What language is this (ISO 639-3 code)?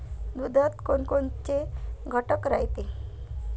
mar